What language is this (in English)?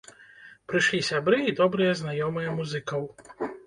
Belarusian